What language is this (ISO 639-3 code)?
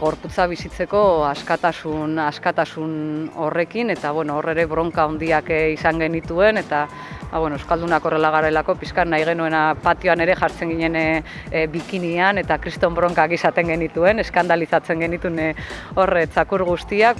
spa